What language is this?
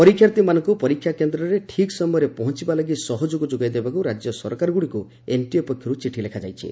Odia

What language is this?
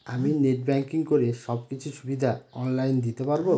Bangla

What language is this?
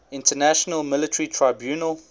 English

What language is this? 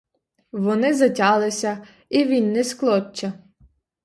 Ukrainian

